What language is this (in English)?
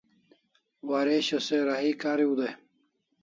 Kalasha